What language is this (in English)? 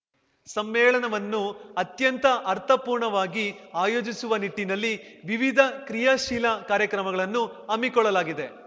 Kannada